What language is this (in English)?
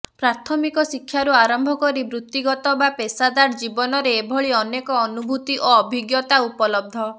Odia